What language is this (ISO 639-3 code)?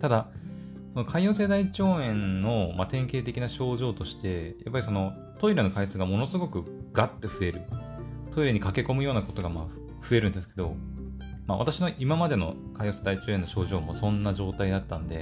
jpn